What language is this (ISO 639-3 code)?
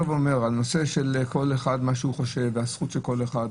heb